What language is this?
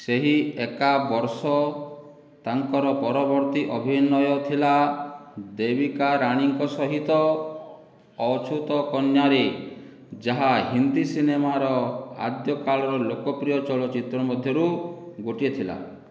Odia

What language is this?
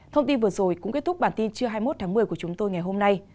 Vietnamese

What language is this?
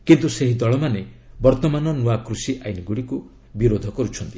Odia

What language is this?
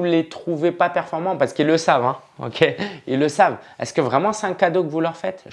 French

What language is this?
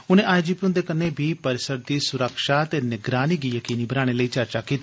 Dogri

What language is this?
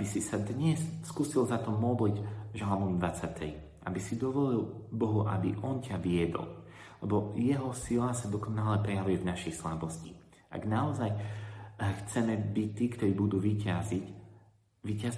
Slovak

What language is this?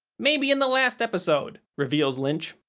English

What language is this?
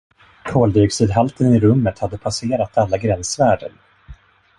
Swedish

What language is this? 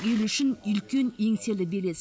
Kazakh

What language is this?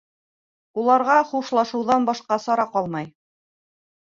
Bashkir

